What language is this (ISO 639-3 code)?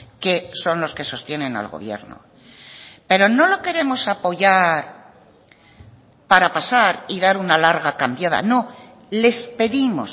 spa